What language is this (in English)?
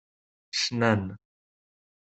Kabyle